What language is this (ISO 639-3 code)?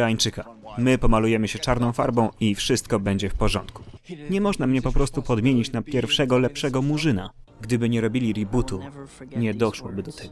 pol